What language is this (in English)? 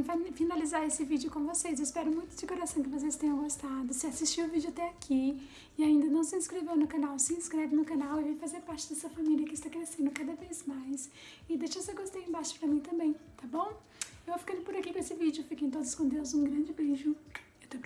Portuguese